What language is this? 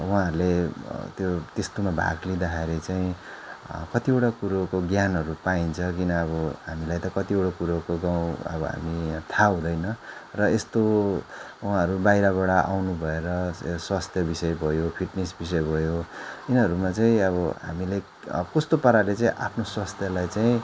Nepali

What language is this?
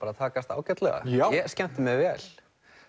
Icelandic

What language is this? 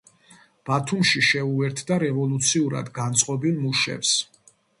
Georgian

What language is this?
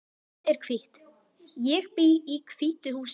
Icelandic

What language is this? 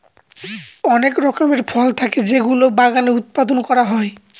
Bangla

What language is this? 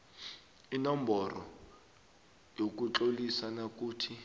South Ndebele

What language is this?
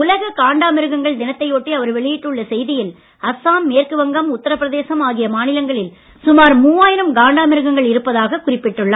Tamil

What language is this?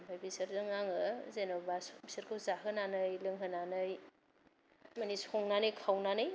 Bodo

